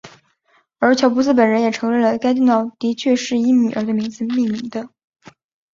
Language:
Chinese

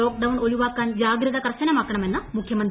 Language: Malayalam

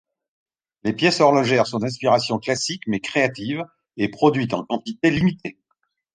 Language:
French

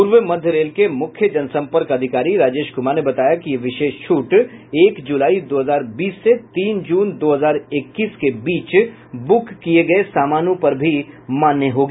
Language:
Hindi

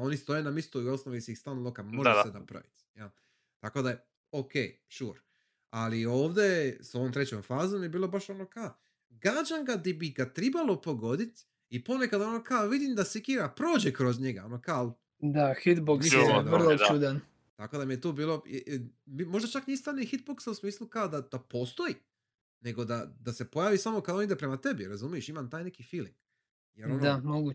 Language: Croatian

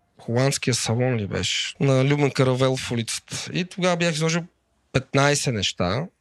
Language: Bulgarian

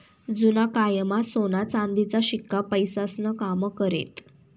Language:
Marathi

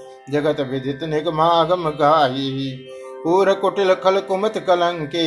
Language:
Hindi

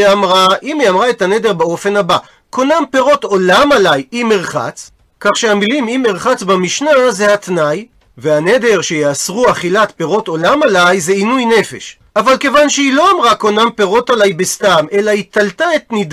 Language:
Hebrew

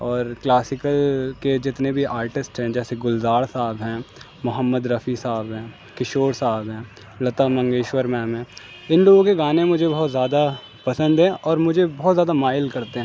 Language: Urdu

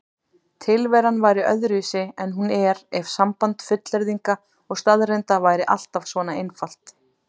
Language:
Icelandic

